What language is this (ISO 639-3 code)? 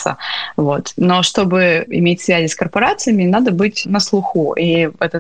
rus